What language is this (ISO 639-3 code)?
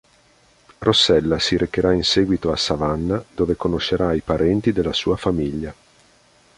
ita